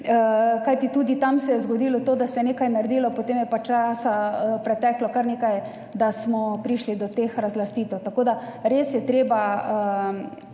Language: Slovenian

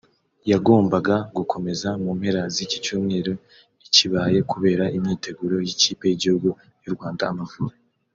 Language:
Kinyarwanda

